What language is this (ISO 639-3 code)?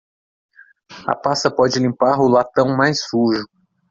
por